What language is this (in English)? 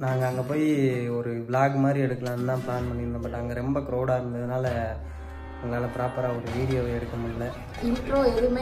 Arabic